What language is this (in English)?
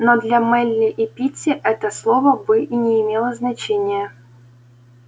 Russian